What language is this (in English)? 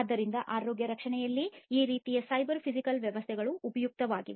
Kannada